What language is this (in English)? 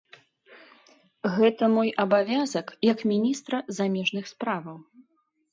Belarusian